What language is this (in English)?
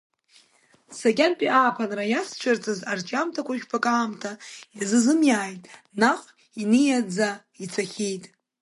Abkhazian